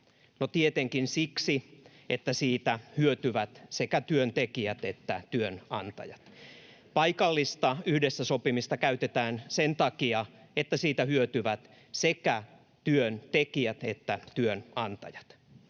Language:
Finnish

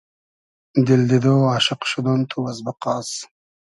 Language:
Hazaragi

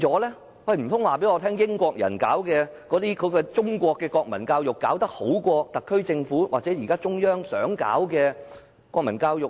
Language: Cantonese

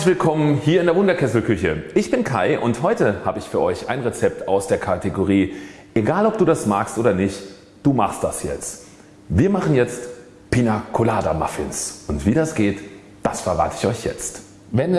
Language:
German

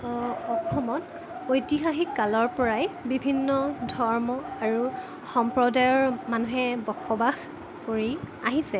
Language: Assamese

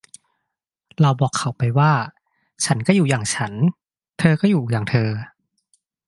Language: Thai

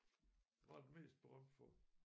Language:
Danish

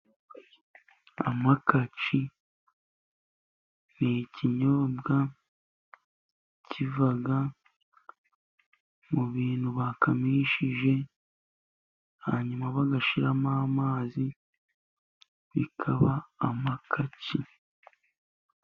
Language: Kinyarwanda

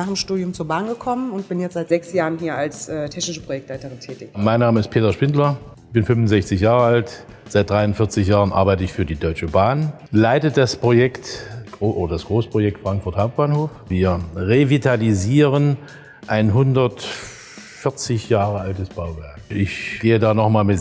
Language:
German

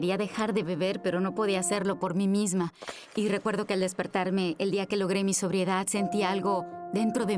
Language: Spanish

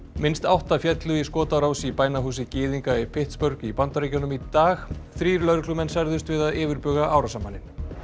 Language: Icelandic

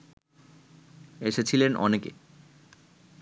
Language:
Bangla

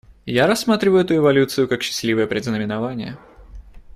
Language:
Russian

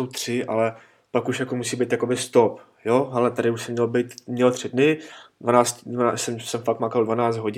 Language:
Czech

